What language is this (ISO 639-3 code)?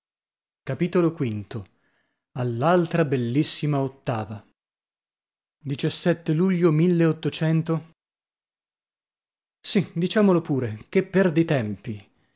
ita